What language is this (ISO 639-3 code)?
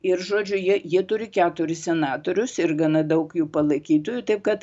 lit